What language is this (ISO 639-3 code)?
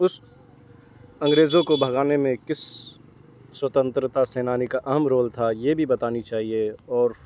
urd